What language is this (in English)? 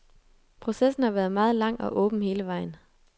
Danish